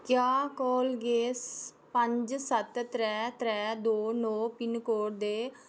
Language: Dogri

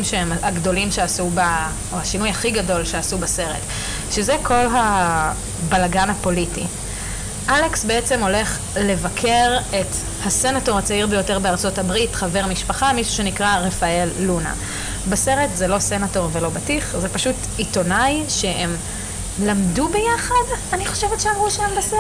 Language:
Hebrew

